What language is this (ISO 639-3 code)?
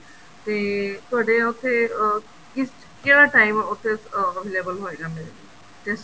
pan